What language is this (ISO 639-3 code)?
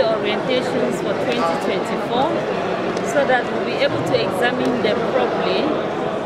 eng